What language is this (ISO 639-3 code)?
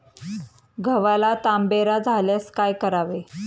mar